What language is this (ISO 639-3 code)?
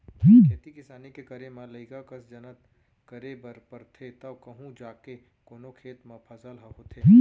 hne